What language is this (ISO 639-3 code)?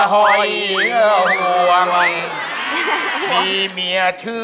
tha